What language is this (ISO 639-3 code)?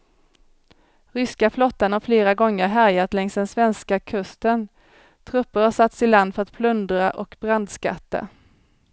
swe